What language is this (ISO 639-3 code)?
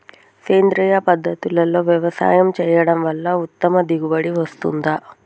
tel